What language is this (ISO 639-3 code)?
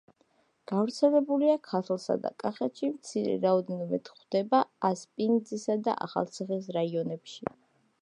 kat